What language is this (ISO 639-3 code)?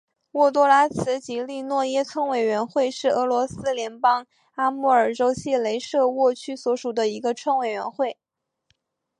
zho